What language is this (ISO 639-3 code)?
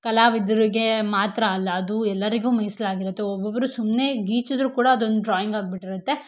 kan